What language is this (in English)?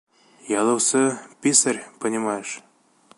Bashkir